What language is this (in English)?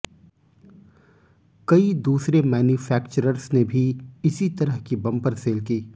Hindi